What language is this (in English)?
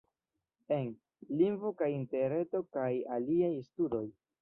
Esperanto